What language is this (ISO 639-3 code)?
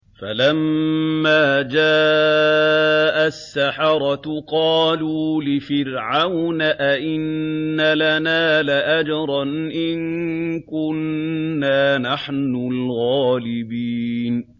ara